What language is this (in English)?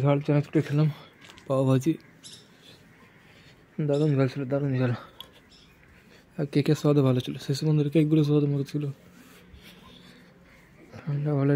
Hindi